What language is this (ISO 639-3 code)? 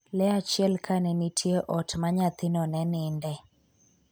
luo